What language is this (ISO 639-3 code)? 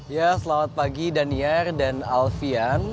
ind